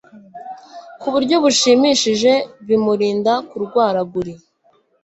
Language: Kinyarwanda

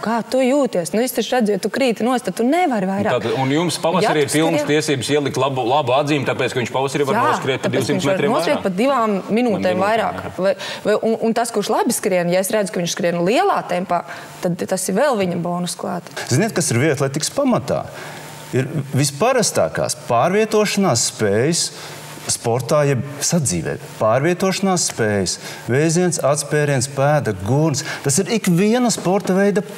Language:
Latvian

